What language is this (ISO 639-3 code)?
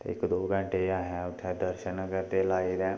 doi